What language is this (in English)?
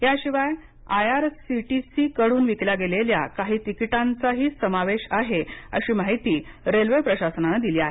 Marathi